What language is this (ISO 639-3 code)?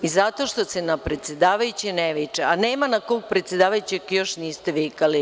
srp